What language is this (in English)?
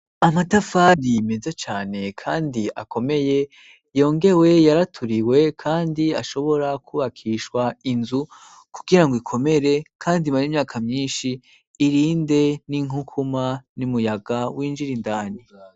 Rundi